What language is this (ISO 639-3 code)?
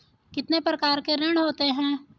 hin